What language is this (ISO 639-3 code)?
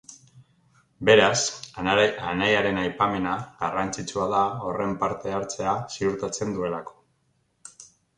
eus